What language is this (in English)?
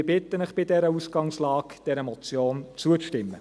Swiss German